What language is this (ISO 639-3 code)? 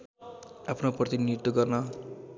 nep